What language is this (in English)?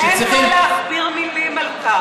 Hebrew